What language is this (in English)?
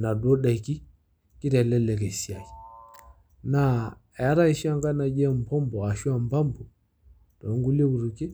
Masai